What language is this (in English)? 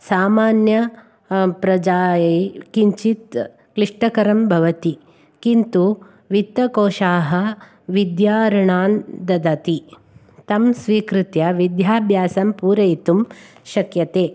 Sanskrit